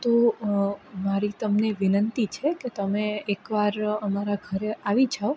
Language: Gujarati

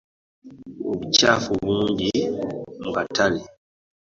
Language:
Ganda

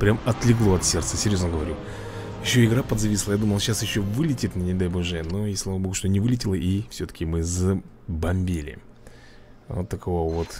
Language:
Russian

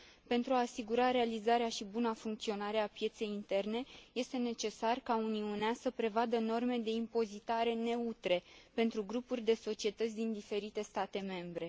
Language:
Romanian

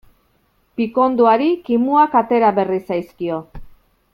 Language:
Basque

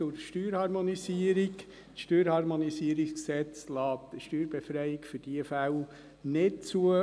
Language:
Swiss German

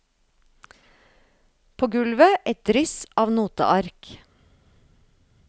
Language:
Norwegian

